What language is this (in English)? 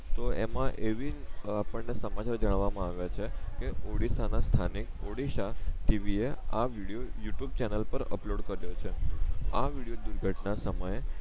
Gujarati